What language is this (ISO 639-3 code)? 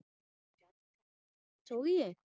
pan